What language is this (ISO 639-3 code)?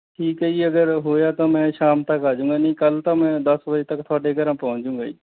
pan